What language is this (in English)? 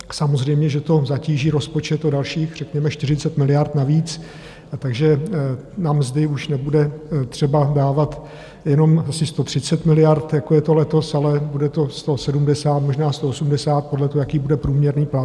Czech